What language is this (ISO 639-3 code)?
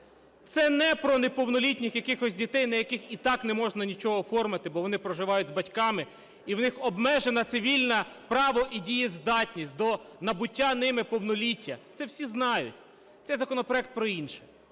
ukr